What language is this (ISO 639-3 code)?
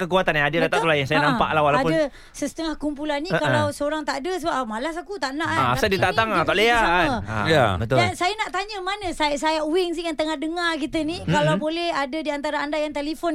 msa